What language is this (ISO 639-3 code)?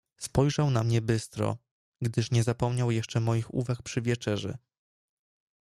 pol